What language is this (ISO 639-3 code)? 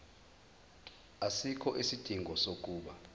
zul